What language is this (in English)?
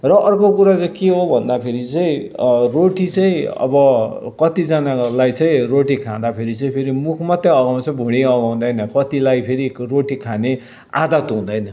Nepali